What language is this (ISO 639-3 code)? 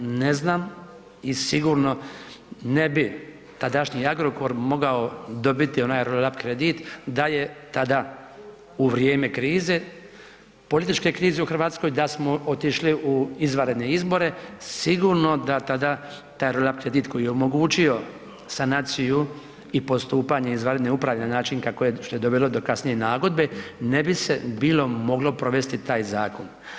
hrv